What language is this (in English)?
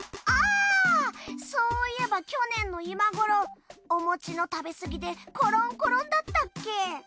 Japanese